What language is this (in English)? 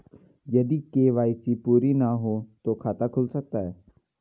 Hindi